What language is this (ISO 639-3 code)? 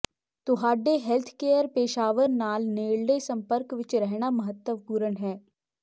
pan